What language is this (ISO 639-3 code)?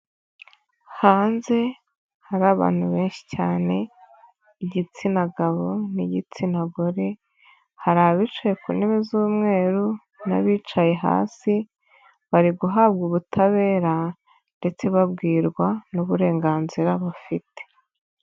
kin